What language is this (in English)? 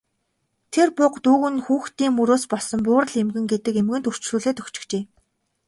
Mongolian